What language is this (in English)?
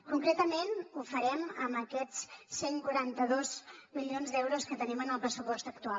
Catalan